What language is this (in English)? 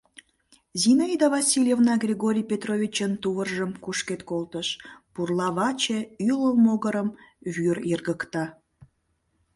Mari